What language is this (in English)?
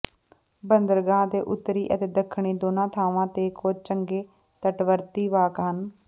Punjabi